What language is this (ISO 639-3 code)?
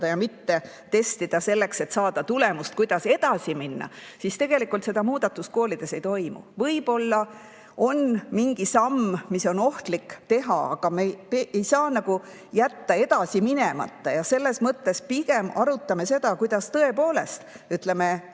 est